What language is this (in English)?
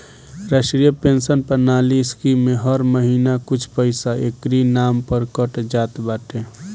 Bhojpuri